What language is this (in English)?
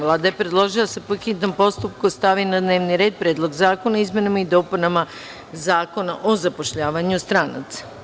Serbian